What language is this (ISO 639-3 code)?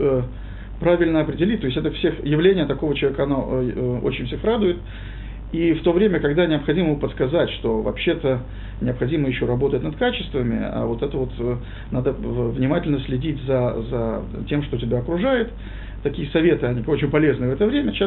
rus